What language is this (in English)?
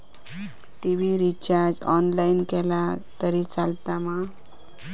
Marathi